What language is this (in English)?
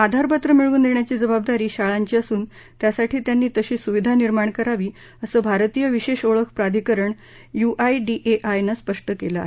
Marathi